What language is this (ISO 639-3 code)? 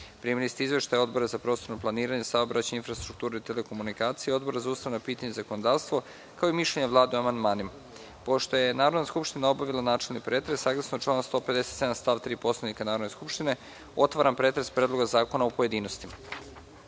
srp